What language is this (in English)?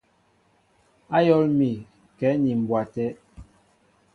Mbo (Cameroon)